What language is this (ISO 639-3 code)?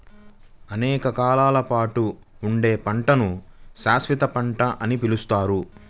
tel